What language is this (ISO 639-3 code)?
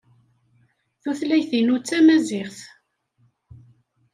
kab